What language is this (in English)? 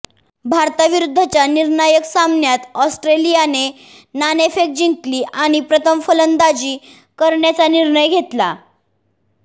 Marathi